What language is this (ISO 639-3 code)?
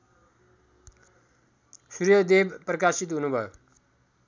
nep